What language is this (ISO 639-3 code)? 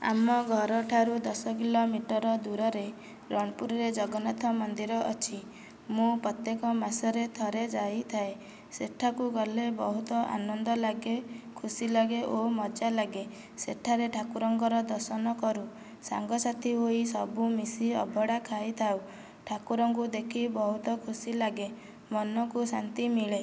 ori